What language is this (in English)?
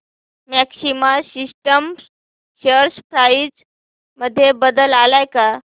Marathi